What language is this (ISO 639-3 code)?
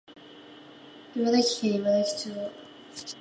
jpn